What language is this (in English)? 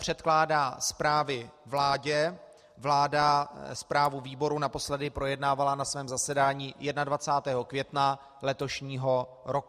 Czech